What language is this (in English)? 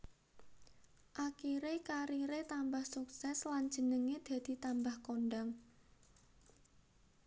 Javanese